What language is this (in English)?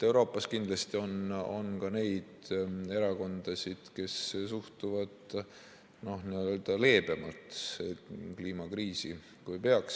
Estonian